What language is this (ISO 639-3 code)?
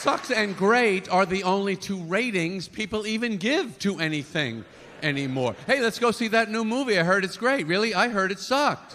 slk